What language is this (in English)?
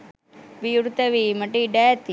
Sinhala